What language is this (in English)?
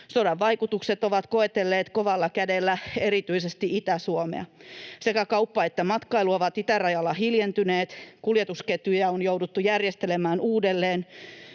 Finnish